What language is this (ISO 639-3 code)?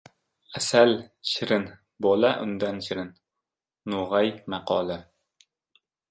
uzb